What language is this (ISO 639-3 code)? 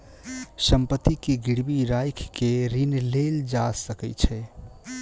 mai